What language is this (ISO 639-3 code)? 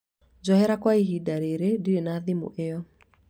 kik